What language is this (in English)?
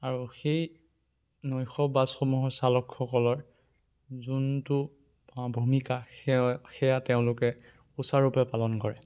Assamese